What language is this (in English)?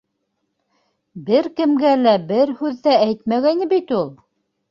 Bashkir